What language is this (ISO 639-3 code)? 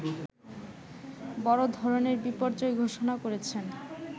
ben